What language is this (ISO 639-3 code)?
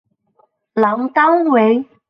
zho